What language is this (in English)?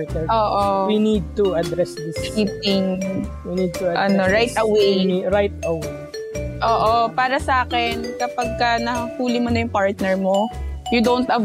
Filipino